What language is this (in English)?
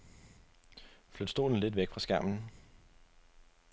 Danish